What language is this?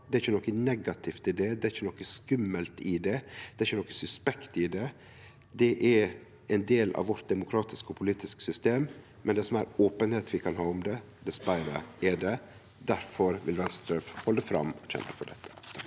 Norwegian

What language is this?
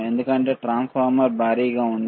Telugu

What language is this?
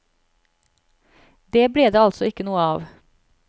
Norwegian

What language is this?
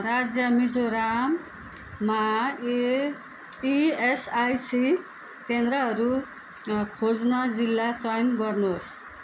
Nepali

